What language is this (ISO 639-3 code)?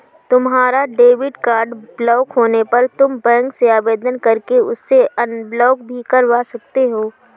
hin